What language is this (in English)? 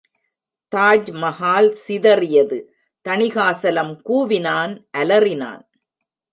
Tamil